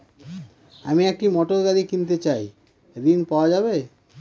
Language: Bangla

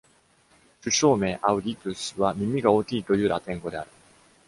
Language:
Japanese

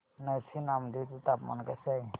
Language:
Marathi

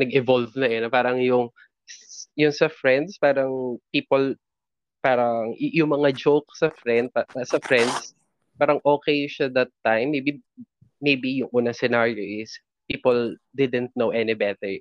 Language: Filipino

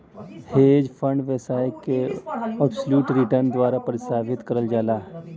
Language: Bhojpuri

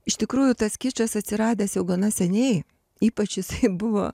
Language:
Lithuanian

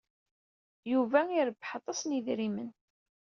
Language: Kabyle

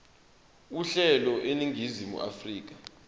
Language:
Zulu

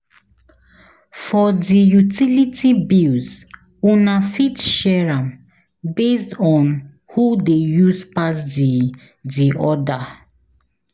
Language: Nigerian Pidgin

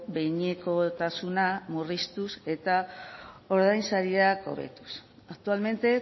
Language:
Basque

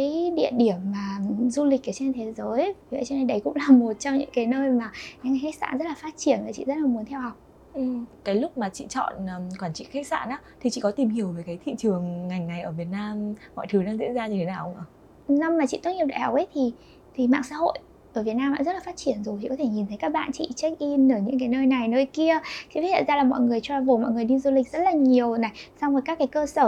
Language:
Vietnamese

